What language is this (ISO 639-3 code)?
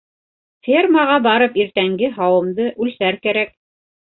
bak